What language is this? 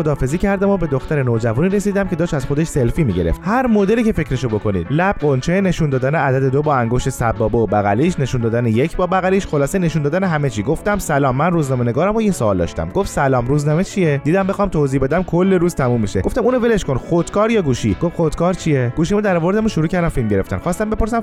Persian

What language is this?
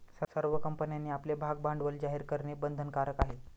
Marathi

